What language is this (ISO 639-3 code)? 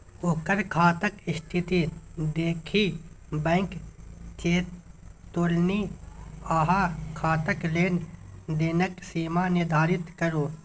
mai